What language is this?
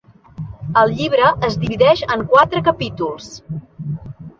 Catalan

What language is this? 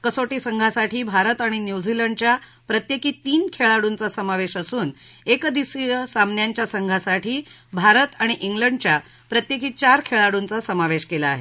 Marathi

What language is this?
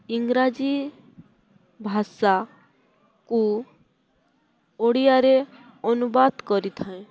Odia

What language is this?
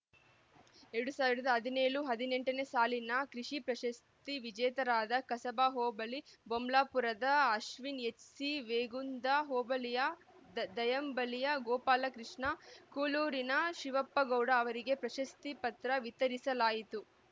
Kannada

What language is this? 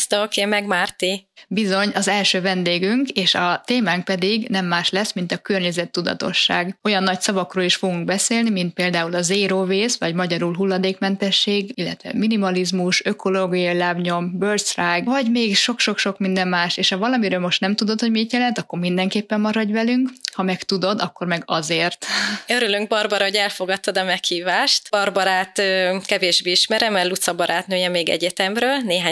Hungarian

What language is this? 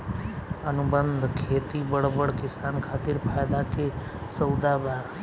Bhojpuri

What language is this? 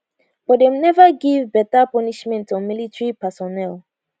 Nigerian Pidgin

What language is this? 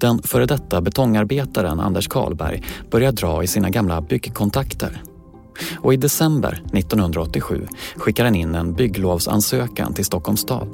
Swedish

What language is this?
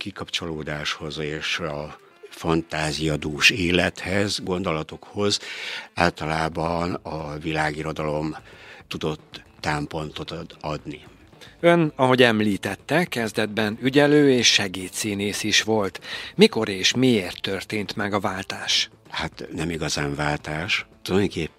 Hungarian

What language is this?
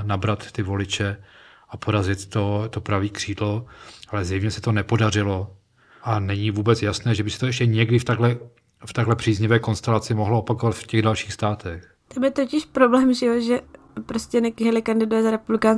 Czech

